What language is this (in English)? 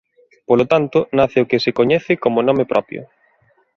Galician